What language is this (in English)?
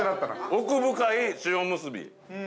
Japanese